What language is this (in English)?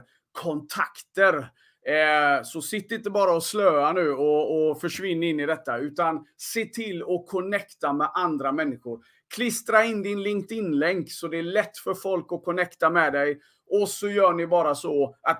Swedish